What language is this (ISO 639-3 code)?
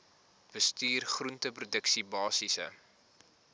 afr